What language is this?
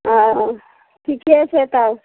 Maithili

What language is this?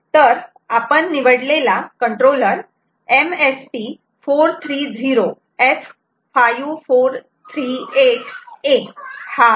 Marathi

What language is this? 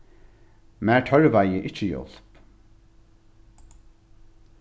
Faroese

